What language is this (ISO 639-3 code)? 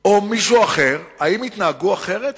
heb